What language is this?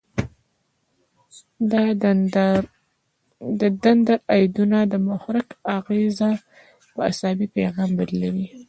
Pashto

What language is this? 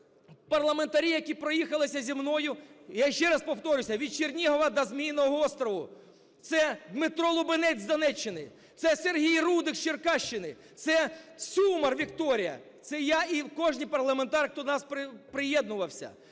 Ukrainian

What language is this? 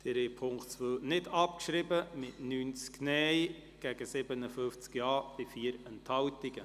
Swiss German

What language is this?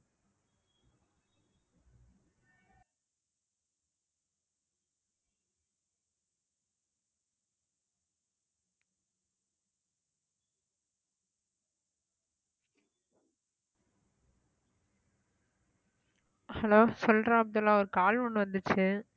Tamil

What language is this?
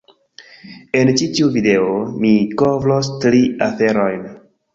Esperanto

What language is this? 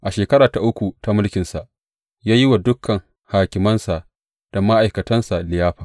Hausa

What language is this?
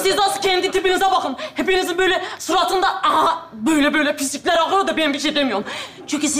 Turkish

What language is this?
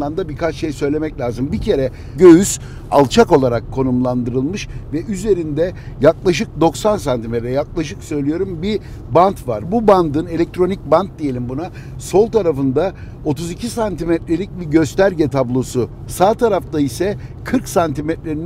Turkish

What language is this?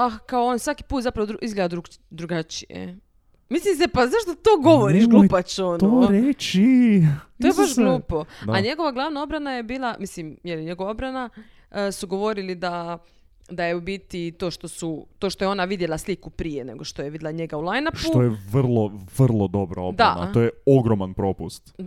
Croatian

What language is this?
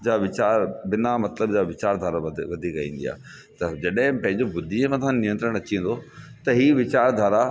Sindhi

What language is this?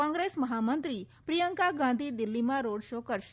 Gujarati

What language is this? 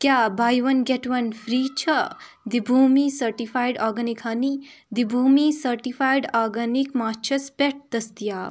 Kashmiri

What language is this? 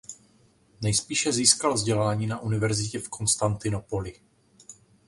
Czech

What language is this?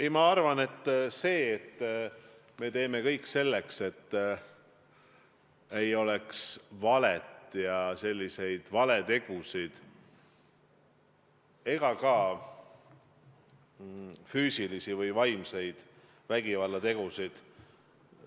Estonian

